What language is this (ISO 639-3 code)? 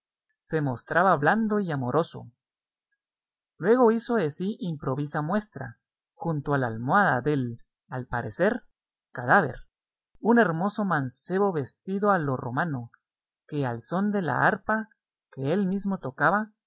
spa